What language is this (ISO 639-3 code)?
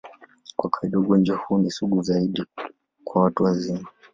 swa